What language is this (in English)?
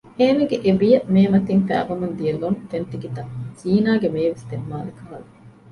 Divehi